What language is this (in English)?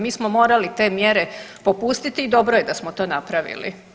Croatian